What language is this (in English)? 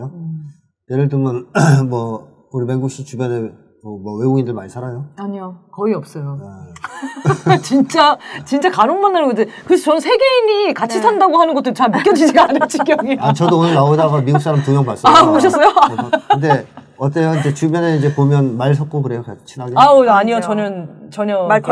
Korean